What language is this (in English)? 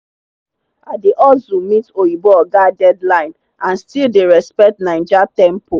Nigerian Pidgin